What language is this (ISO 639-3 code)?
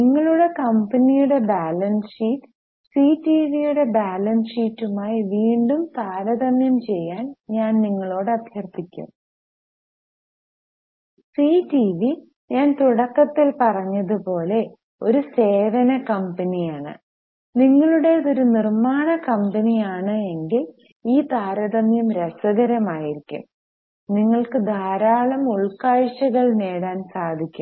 mal